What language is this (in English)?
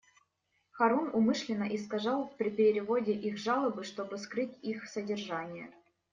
Russian